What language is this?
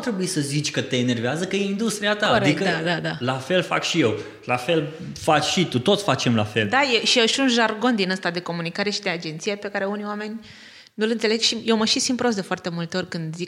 Romanian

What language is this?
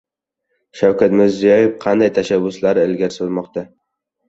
Uzbek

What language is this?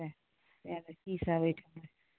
Maithili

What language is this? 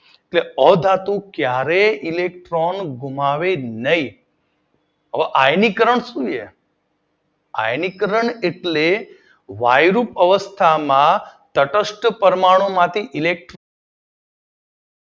Gujarati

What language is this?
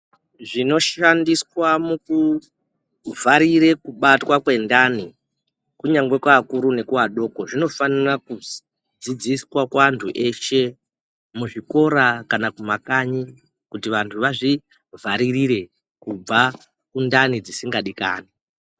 Ndau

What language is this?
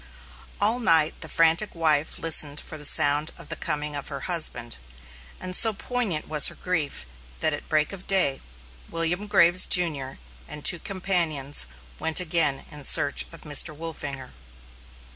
English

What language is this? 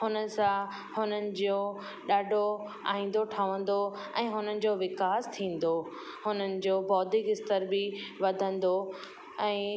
Sindhi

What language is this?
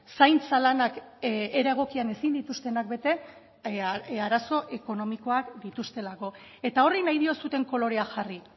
Basque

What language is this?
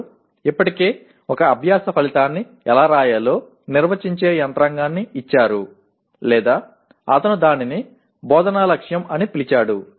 Telugu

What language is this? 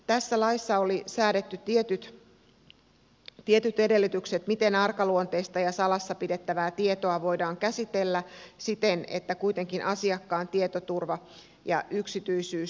Finnish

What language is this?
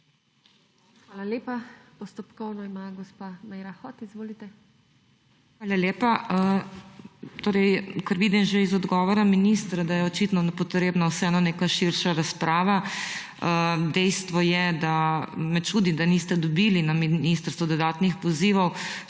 Slovenian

